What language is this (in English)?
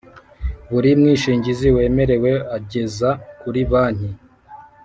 Kinyarwanda